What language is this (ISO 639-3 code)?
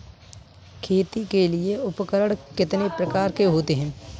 hin